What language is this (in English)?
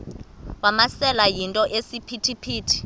Xhosa